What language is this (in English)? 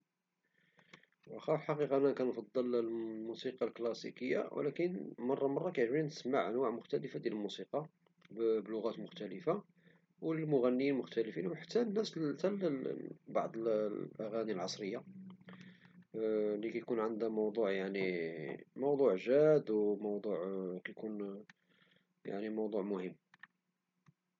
Moroccan Arabic